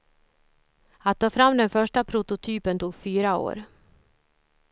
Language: Swedish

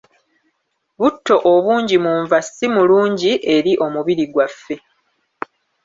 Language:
Ganda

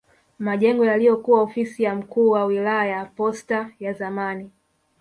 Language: Swahili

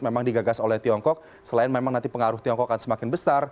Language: Indonesian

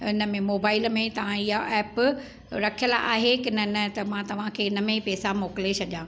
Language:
Sindhi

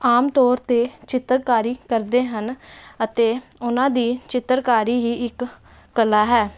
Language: Punjabi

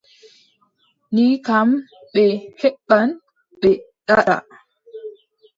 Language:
Adamawa Fulfulde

